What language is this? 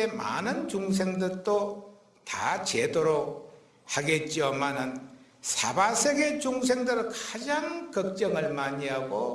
Korean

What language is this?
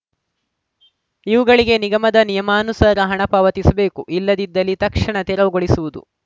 Kannada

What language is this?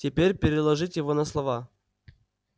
Russian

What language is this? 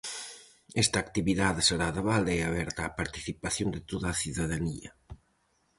Galician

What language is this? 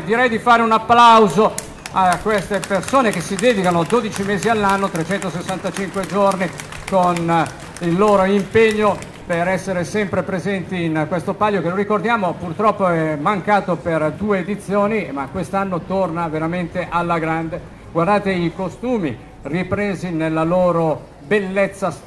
Italian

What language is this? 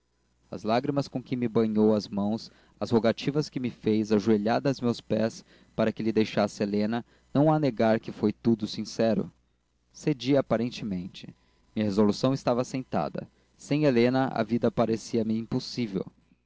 Portuguese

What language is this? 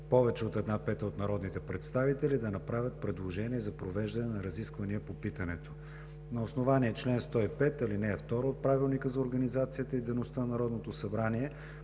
Bulgarian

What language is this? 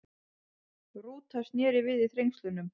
Icelandic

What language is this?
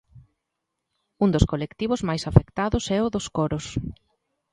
Galician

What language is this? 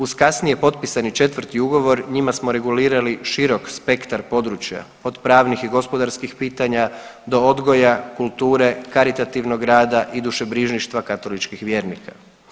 Croatian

